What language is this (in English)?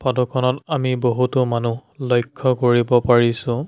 Assamese